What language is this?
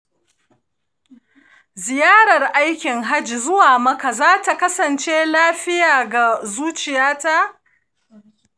Hausa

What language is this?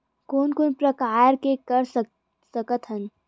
Chhattisgarhi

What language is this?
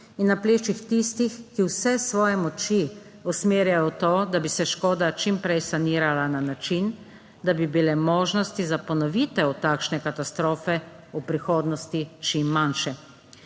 Slovenian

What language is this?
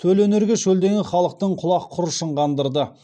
Kazakh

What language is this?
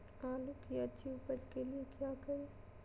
Magahi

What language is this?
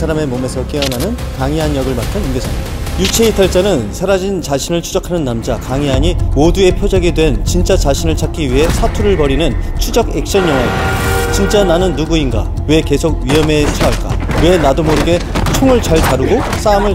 Korean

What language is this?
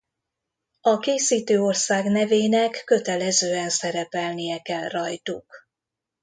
Hungarian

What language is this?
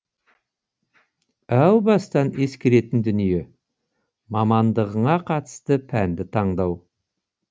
Kazakh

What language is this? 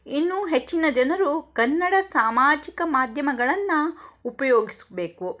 Kannada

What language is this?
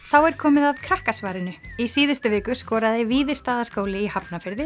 Icelandic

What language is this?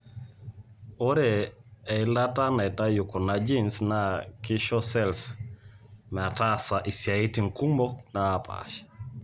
Masai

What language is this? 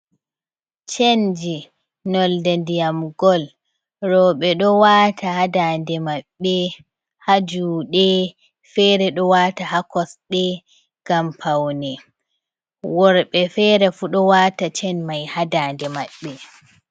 Fula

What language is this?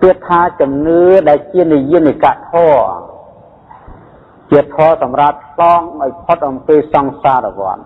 Thai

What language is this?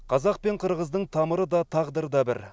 Kazakh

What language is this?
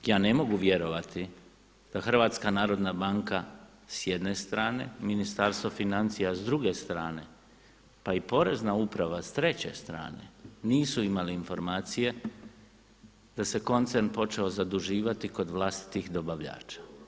Croatian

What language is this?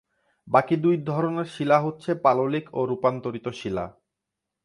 Bangla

